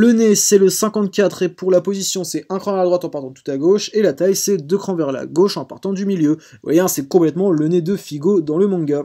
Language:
French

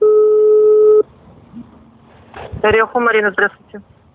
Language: Russian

